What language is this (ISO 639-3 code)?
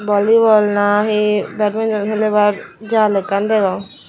ccp